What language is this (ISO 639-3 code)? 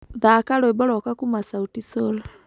kik